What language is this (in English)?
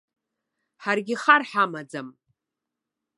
Abkhazian